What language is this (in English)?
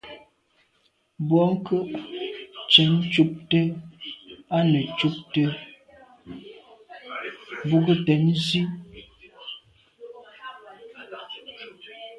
Medumba